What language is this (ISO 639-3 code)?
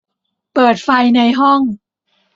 tha